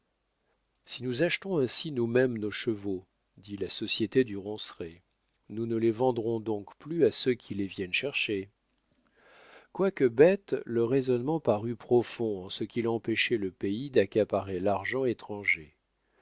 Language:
French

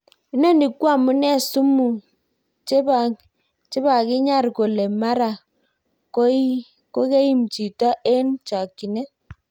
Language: Kalenjin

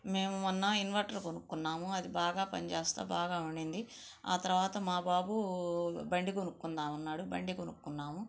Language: Telugu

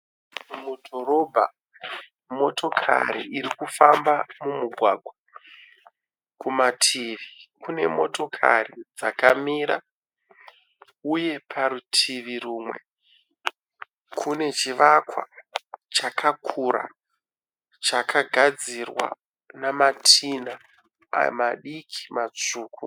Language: Shona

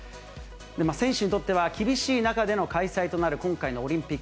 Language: Japanese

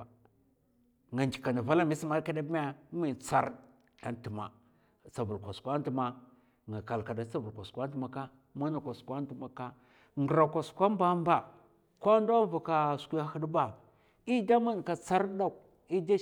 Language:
Mafa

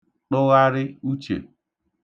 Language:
Igbo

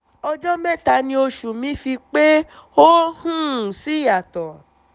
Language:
Yoruba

